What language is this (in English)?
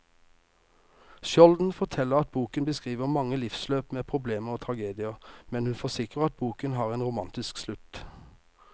Norwegian